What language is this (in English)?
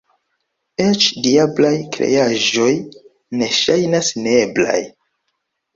Esperanto